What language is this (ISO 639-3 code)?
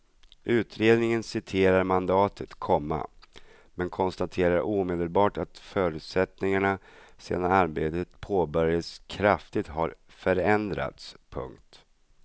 swe